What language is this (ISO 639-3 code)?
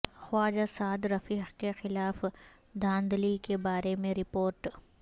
urd